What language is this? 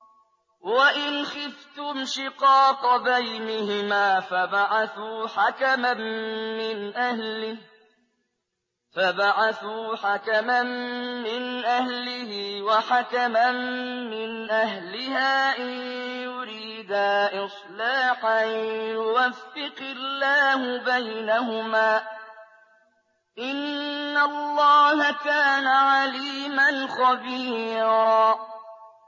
Arabic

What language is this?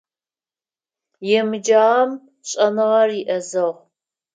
Adyghe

